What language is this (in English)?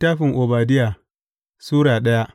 Hausa